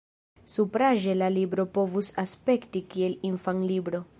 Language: Esperanto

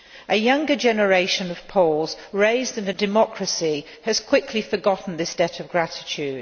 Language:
English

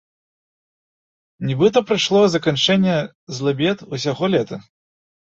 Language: Belarusian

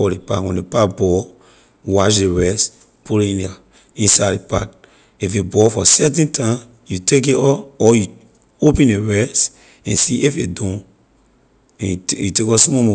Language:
Liberian English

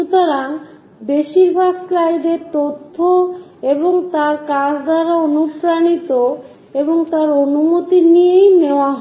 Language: Bangla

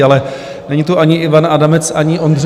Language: Czech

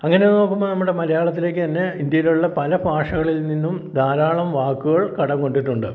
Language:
Malayalam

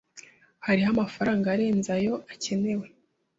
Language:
Kinyarwanda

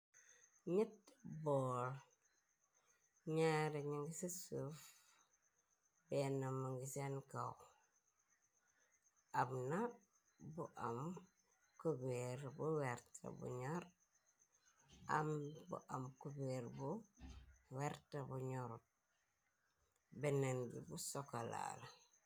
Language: Wolof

